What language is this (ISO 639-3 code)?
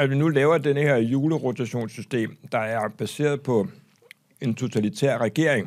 dan